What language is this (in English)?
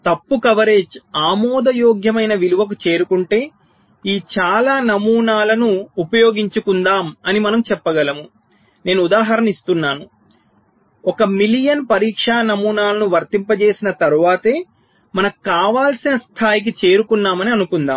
Telugu